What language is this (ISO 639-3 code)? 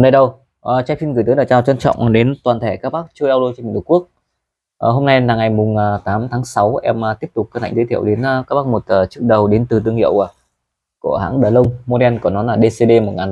vie